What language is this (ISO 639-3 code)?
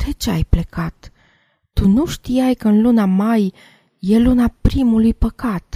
ron